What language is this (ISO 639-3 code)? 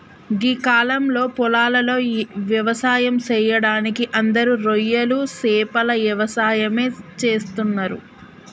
tel